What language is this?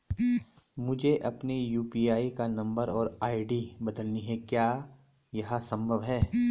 Hindi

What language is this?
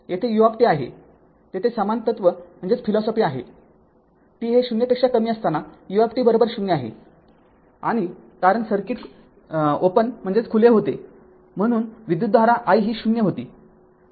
Marathi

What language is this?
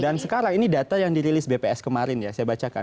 Indonesian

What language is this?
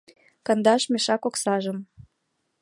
Mari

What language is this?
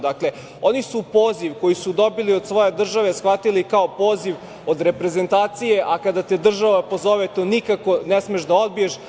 Serbian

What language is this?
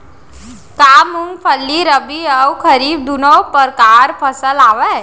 Chhattisgarhi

